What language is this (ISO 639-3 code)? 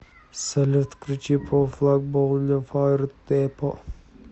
rus